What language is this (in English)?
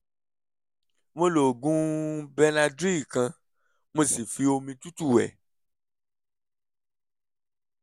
Yoruba